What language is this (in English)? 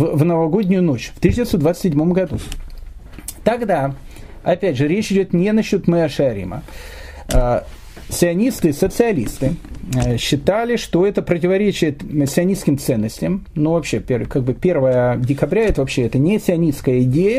Russian